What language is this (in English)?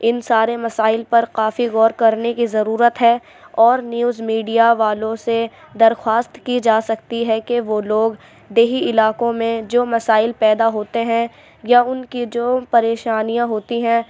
Urdu